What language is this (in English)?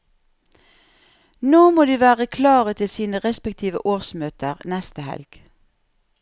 Norwegian